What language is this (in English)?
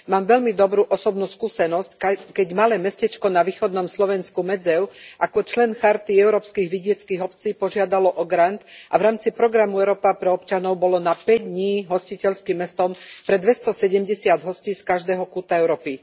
Slovak